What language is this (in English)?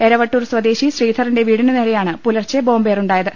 Malayalam